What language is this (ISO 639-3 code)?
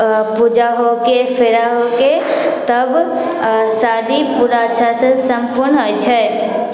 mai